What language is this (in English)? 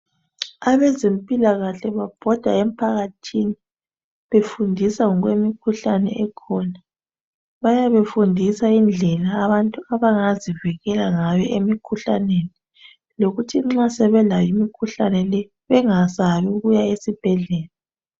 North Ndebele